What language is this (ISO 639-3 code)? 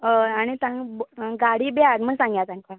kok